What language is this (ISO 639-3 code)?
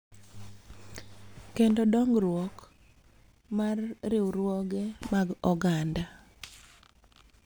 luo